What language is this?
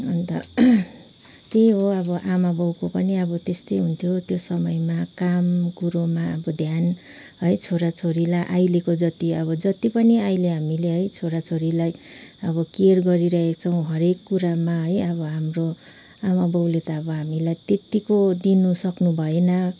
Nepali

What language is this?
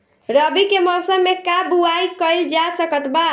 Bhojpuri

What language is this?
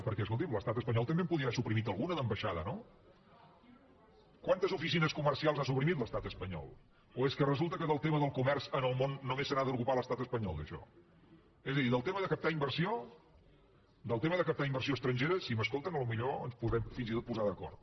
Catalan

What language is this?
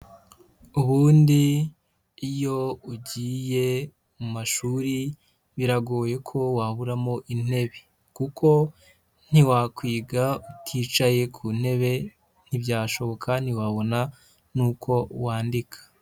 Kinyarwanda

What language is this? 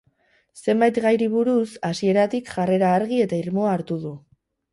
Basque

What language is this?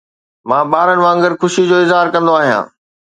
Sindhi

